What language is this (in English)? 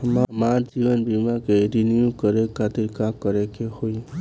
Bhojpuri